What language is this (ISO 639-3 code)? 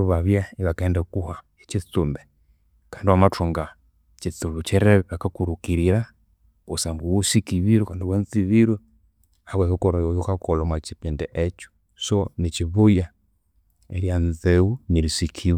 koo